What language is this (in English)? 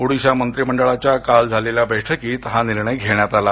Marathi